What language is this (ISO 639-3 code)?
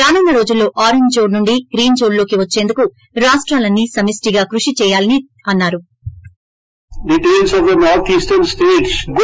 tel